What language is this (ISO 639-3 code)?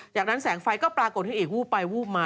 tha